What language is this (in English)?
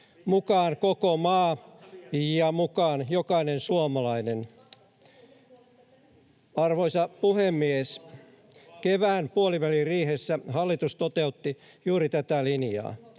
Finnish